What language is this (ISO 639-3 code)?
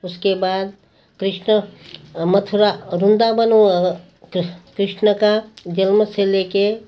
hin